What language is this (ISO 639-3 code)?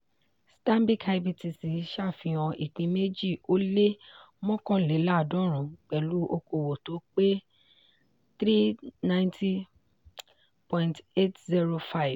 yor